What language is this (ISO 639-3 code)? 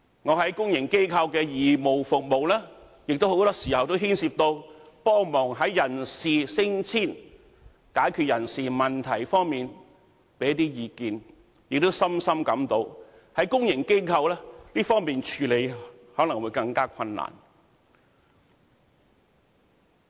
yue